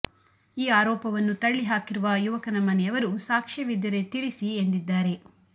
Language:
Kannada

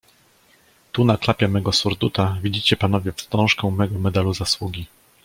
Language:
Polish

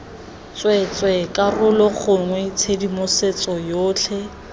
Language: Tswana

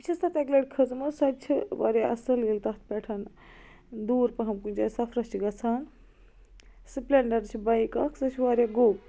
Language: Kashmiri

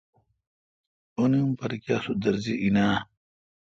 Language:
Kalkoti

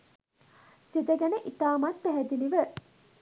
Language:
Sinhala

